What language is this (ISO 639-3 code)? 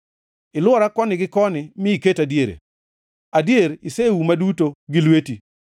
luo